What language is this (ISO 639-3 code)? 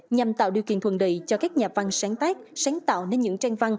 vie